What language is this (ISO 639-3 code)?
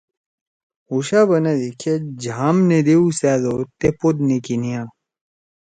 trw